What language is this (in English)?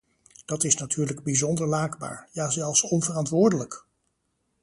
Dutch